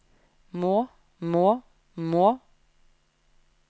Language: Norwegian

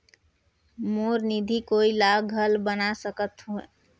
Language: Chhattisgarhi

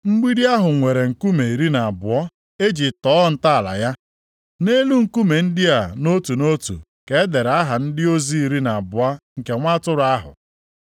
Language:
Igbo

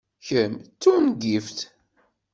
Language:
Kabyle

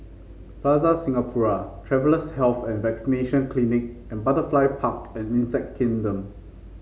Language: English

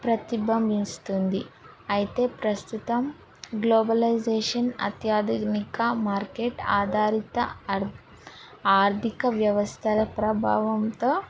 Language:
Telugu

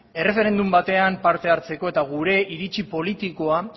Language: Basque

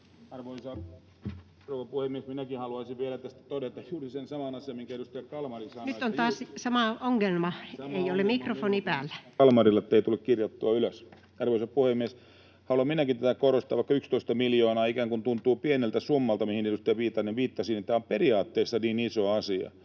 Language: Finnish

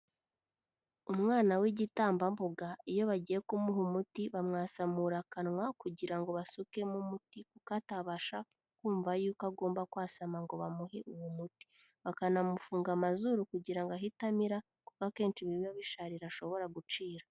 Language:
Kinyarwanda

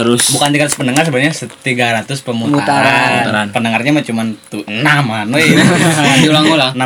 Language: Indonesian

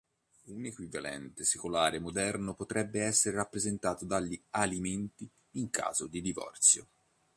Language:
Italian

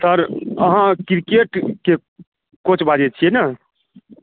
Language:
Maithili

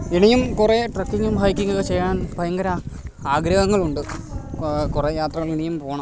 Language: Malayalam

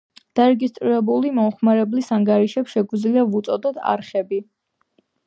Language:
Georgian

